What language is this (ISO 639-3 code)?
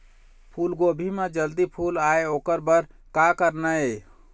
hne